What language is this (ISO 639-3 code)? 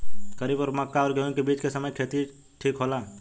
bho